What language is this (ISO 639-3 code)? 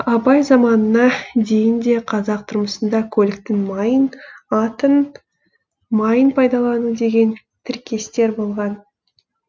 kaz